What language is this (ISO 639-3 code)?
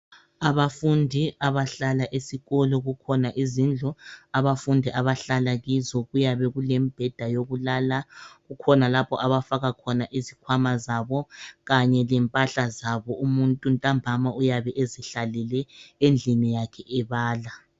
nde